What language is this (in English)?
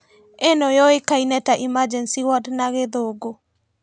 Kikuyu